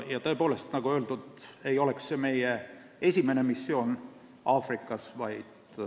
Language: Estonian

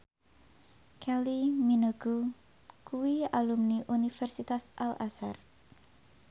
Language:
Javanese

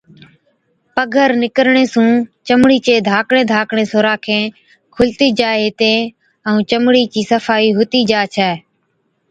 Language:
Od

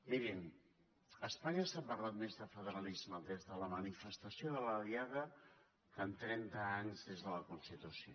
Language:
Catalan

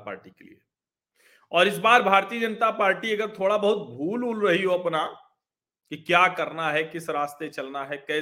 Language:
Hindi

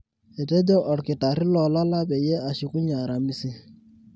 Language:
Masai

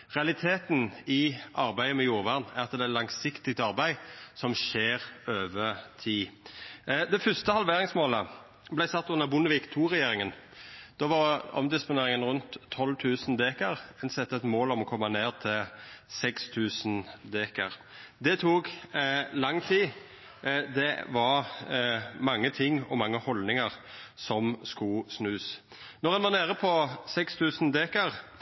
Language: Norwegian Nynorsk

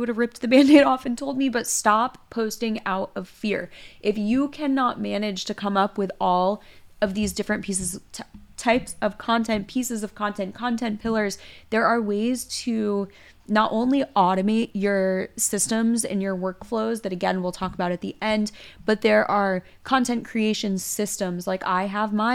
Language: English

